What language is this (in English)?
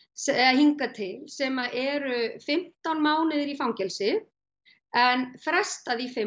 Icelandic